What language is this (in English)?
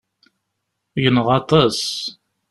Kabyle